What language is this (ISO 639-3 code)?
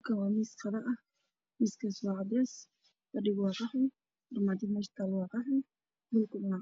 som